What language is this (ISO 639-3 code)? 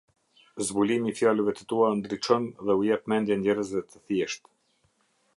sqi